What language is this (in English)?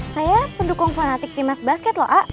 Indonesian